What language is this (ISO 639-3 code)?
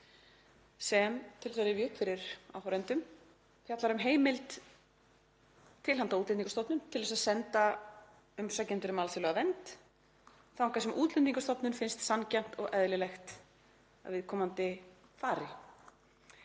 isl